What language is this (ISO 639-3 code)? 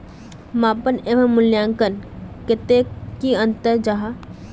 mag